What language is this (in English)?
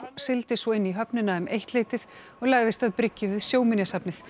Icelandic